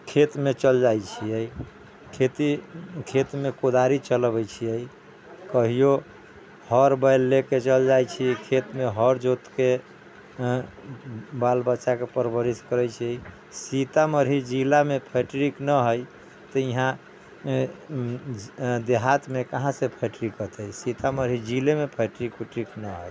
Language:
Maithili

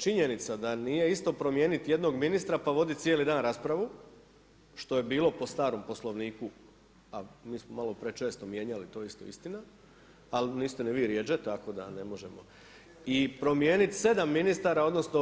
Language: Croatian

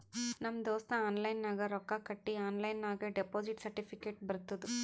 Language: Kannada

